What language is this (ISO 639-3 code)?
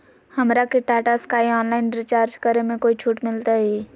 mag